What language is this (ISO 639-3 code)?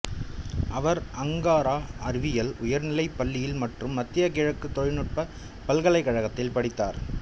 tam